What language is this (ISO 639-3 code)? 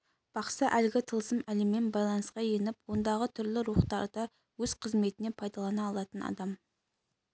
kaz